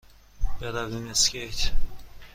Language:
Persian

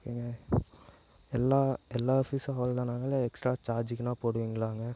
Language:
Tamil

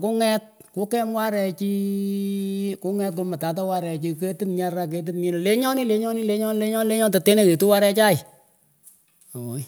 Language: Pökoot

